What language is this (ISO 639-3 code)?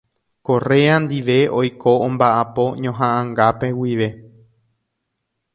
grn